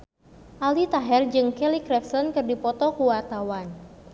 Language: Sundanese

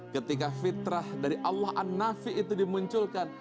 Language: Indonesian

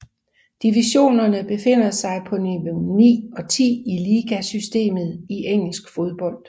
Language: Danish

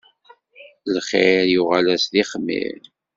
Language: Kabyle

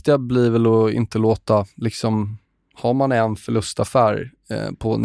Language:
Swedish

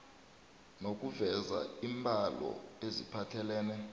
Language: South Ndebele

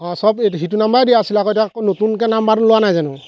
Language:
Assamese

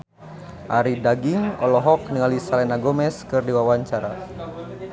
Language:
Sundanese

